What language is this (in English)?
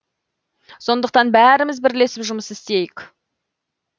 Kazakh